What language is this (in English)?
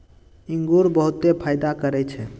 Magahi